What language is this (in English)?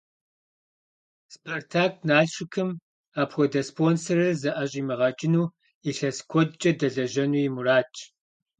Kabardian